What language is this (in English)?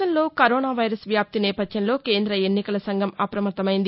Telugu